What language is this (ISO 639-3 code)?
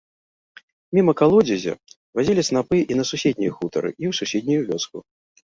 bel